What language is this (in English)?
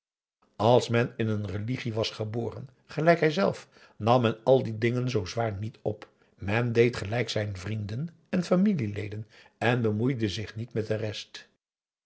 Dutch